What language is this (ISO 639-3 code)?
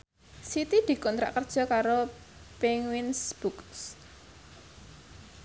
jav